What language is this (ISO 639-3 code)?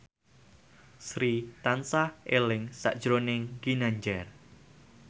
jav